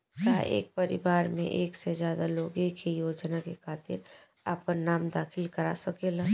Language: Bhojpuri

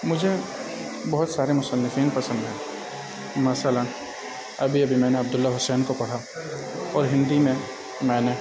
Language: Urdu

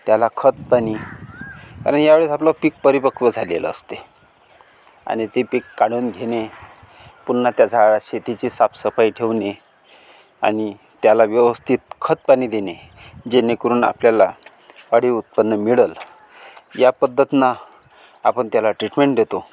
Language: Marathi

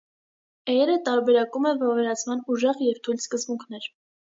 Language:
Armenian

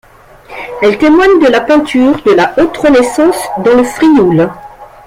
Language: French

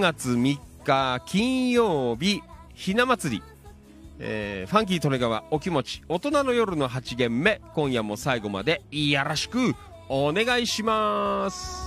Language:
Japanese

